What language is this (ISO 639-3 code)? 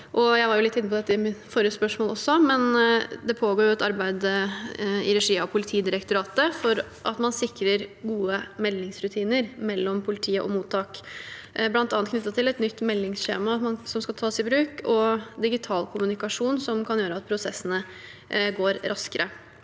nor